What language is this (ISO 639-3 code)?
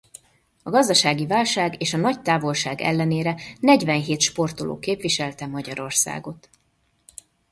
hun